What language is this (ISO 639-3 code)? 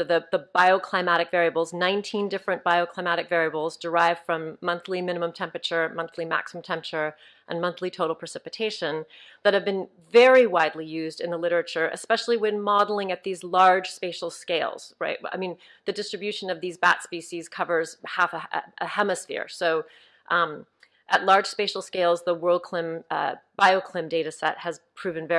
eng